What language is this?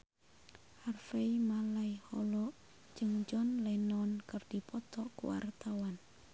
Sundanese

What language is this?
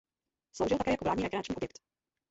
Czech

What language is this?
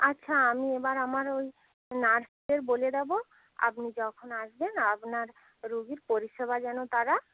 Bangla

